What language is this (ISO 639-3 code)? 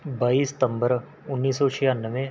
pan